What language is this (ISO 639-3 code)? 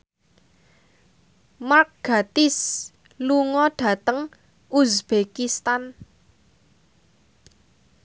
jav